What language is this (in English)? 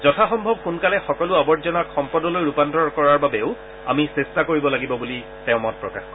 Assamese